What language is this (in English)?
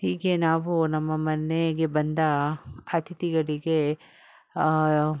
Kannada